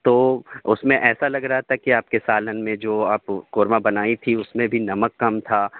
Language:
Urdu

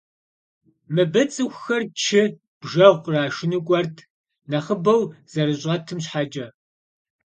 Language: Kabardian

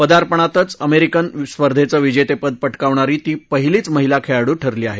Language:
Marathi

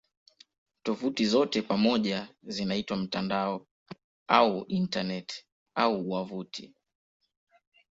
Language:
Swahili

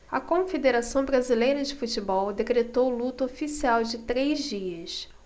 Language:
Portuguese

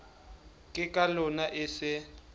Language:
Southern Sotho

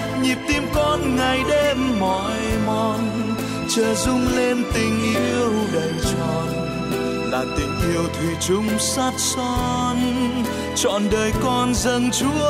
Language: Vietnamese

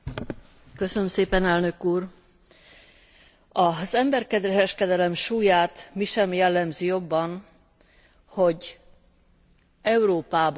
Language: Hungarian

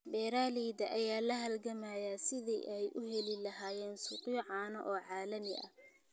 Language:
Somali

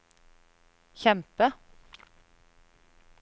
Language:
Norwegian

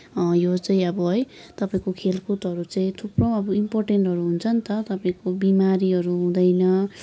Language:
Nepali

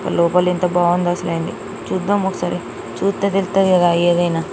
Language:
Telugu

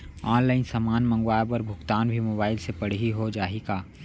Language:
Chhattisgarhi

